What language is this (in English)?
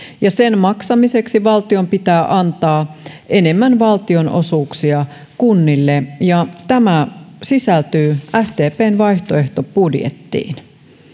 Finnish